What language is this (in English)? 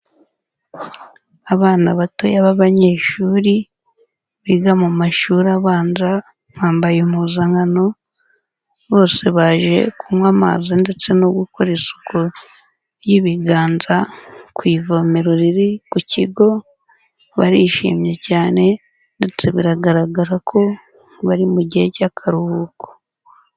Kinyarwanda